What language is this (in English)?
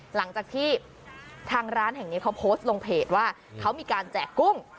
Thai